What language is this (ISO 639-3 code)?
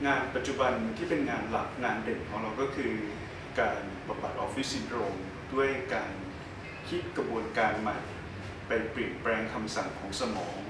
tha